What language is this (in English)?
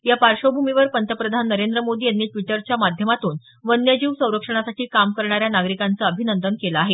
Marathi